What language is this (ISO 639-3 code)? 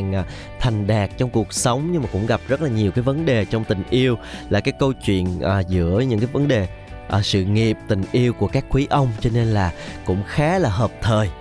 vie